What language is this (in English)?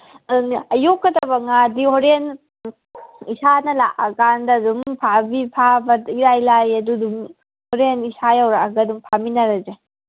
Manipuri